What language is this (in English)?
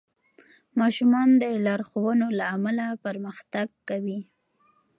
Pashto